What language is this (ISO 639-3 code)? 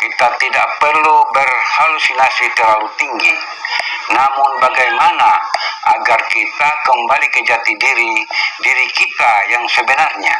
ind